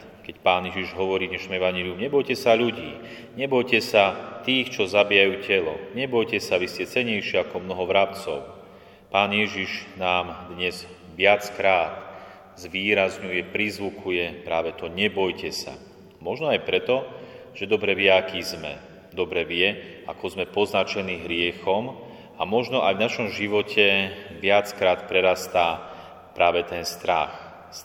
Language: Slovak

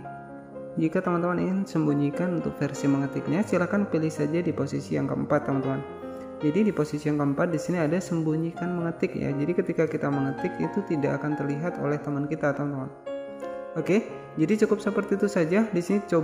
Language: Indonesian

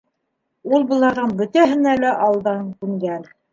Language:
Bashkir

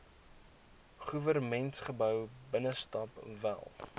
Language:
Afrikaans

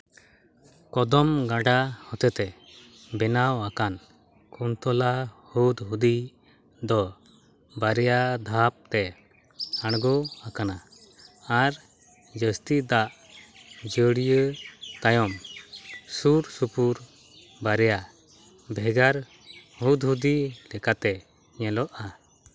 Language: Santali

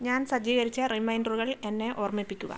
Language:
Malayalam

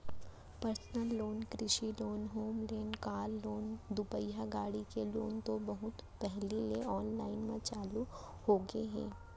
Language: Chhattisgarhi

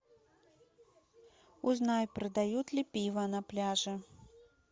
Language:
Russian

